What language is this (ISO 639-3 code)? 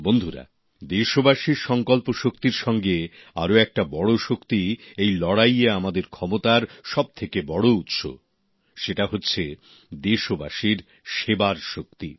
ben